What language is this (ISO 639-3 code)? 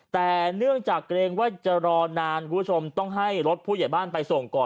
tha